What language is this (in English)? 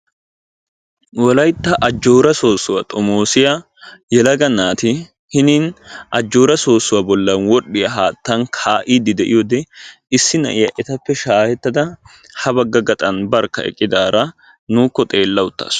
Wolaytta